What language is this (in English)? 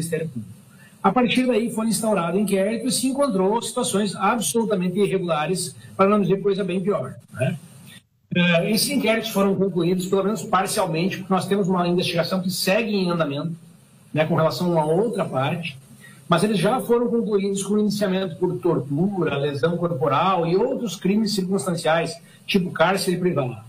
Portuguese